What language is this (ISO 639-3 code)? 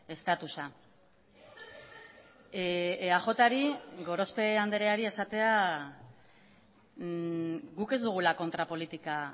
eus